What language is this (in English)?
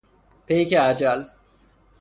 Persian